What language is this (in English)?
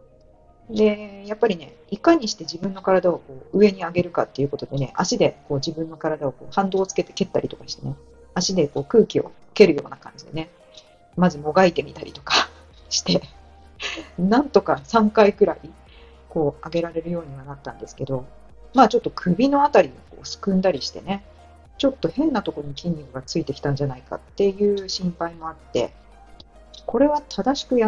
Japanese